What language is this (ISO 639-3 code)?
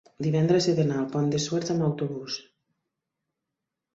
cat